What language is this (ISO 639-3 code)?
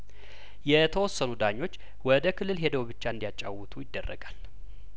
amh